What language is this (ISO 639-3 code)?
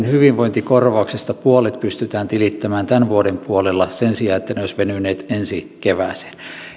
fin